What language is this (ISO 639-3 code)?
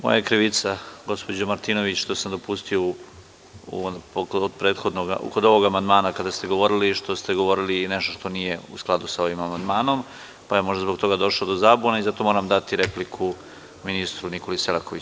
srp